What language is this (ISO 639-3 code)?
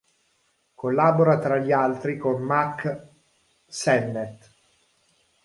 ita